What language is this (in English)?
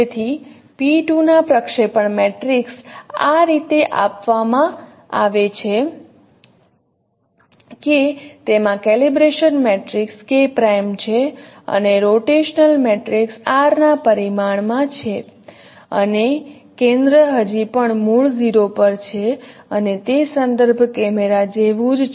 Gujarati